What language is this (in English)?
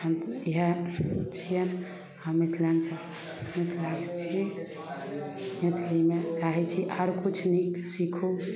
Maithili